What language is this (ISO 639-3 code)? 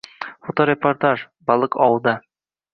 uzb